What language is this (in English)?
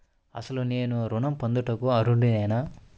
Telugu